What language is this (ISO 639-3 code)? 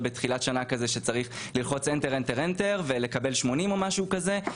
heb